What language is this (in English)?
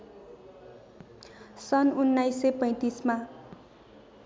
Nepali